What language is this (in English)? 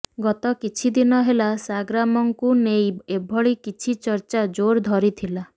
Odia